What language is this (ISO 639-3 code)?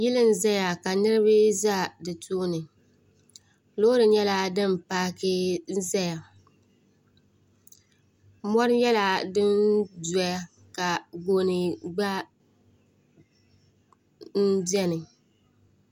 dag